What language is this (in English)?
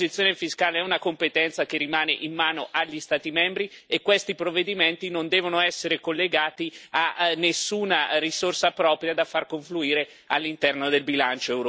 Italian